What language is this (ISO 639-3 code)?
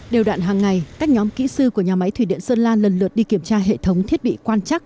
vie